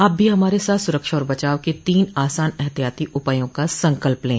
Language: Hindi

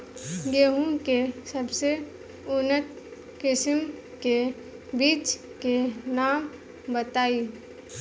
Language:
Bhojpuri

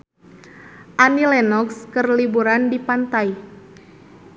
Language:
Sundanese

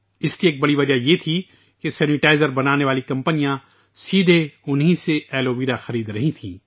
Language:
Urdu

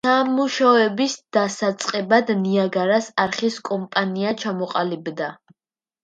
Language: Georgian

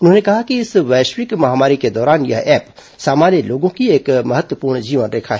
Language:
Hindi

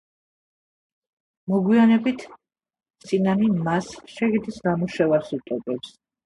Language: Georgian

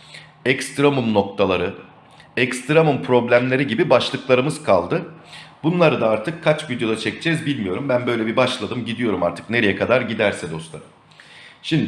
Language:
Turkish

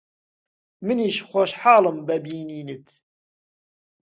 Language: Central Kurdish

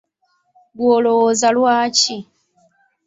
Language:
Ganda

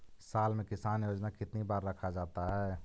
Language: Magahi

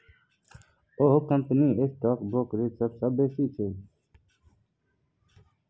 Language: Maithili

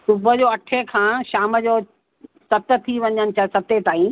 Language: Sindhi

